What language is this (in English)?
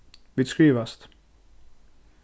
Faroese